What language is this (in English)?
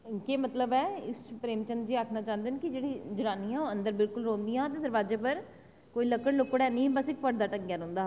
Dogri